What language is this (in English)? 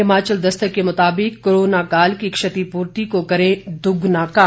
Hindi